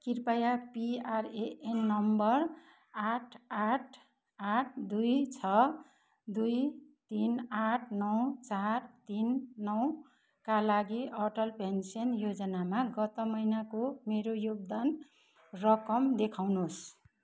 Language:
Nepali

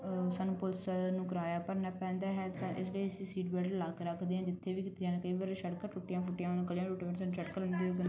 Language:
Punjabi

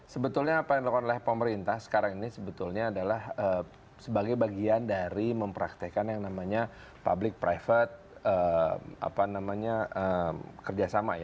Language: Indonesian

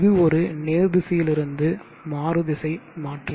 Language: Tamil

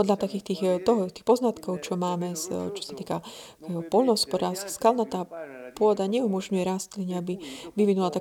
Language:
Slovak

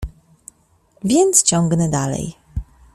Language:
Polish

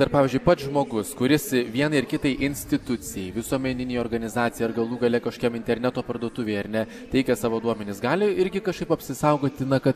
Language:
Lithuanian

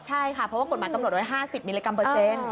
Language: Thai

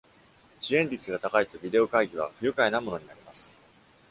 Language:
Japanese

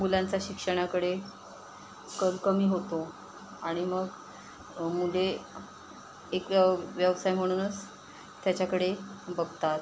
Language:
Marathi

